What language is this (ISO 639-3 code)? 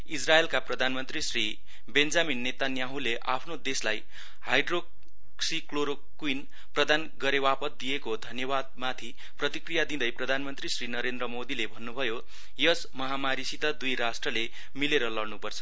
nep